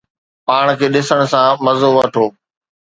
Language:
Sindhi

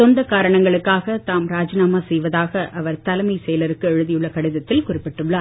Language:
Tamil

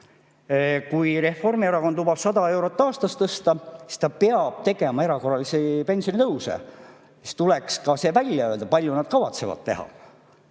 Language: Estonian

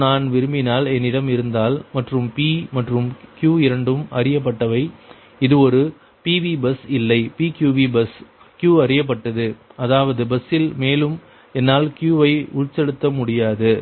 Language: Tamil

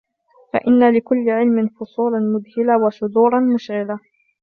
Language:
Arabic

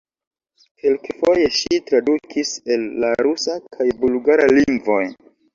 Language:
Esperanto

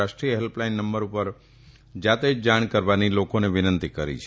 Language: Gujarati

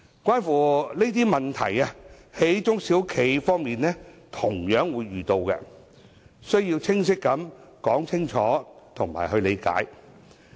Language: Cantonese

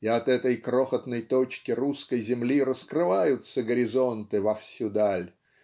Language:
Russian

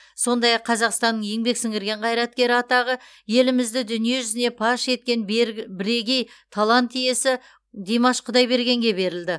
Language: Kazakh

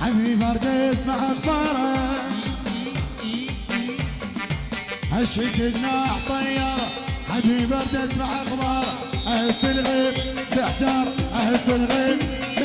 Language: Arabic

